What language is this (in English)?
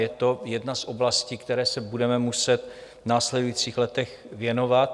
Czech